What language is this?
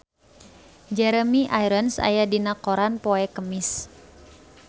Sundanese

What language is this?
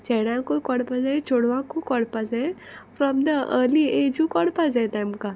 Konkani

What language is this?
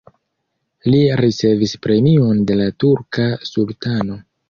Esperanto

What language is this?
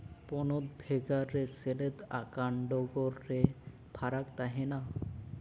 Santali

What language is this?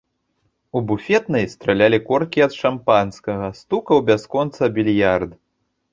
Belarusian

